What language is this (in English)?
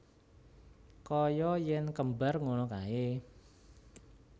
Javanese